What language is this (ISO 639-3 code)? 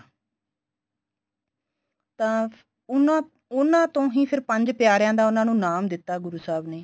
pan